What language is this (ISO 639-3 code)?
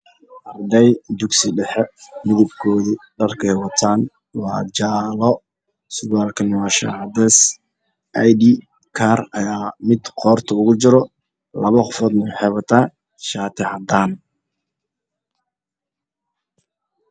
som